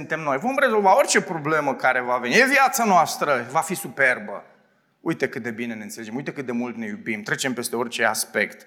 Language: Romanian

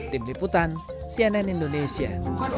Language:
Indonesian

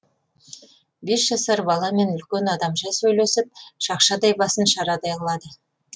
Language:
Kazakh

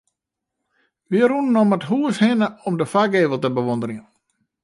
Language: Western Frisian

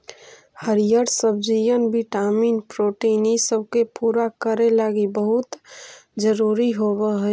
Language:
Magahi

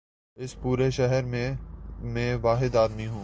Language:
Urdu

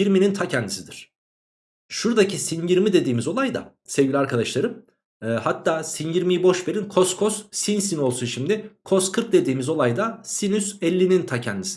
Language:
Turkish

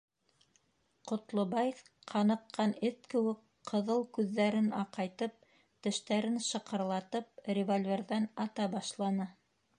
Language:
Bashkir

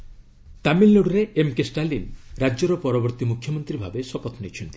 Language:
Odia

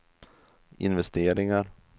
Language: Swedish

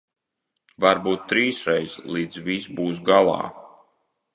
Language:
Latvian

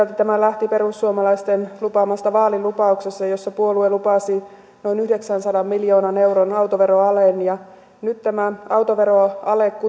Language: Finnish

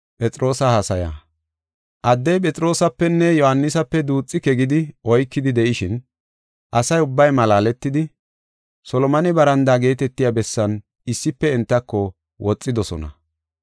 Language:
Gofa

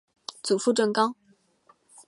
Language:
Chinese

